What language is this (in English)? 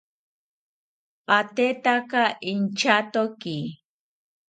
South Ucayali Ashéninka